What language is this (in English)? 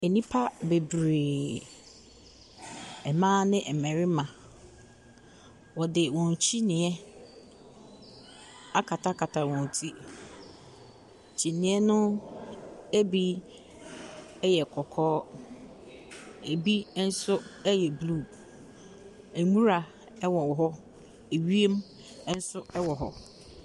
Akan